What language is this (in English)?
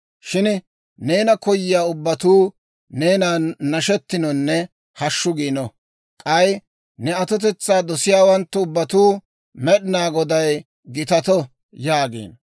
Dawro